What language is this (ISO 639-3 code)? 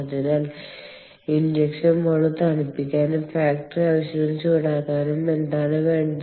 mal